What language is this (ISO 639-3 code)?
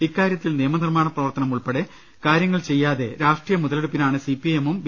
mal